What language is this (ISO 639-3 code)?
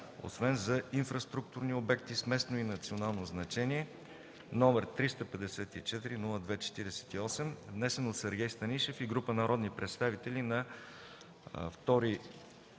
bul